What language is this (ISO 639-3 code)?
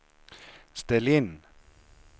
swe